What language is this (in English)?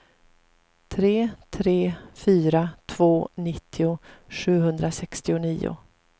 Swedish